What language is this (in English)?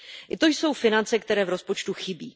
Czech